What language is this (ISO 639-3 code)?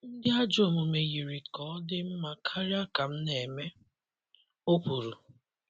ibo